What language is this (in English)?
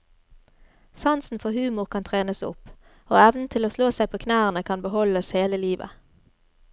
Norwegian